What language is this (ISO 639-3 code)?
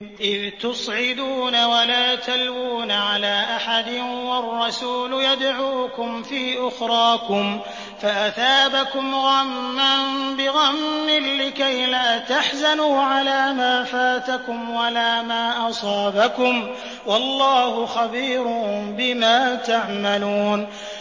ara